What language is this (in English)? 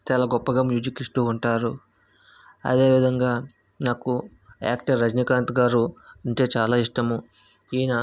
Telugu